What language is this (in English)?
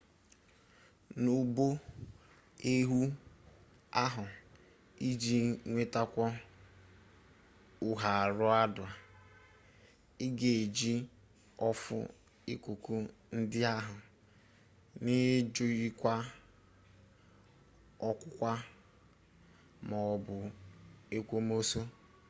Igbo